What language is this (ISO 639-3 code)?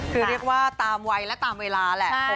tha